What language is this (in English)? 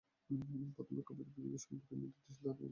Bangla